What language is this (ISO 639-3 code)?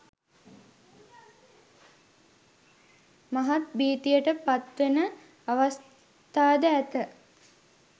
sin